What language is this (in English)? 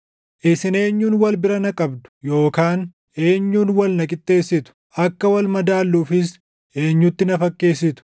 Oromo